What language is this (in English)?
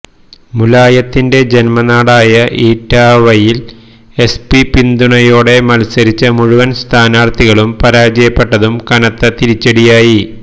Malayalam